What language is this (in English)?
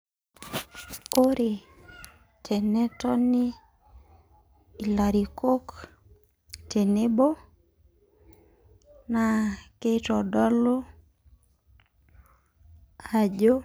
Masai